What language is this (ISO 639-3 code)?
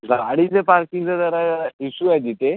mar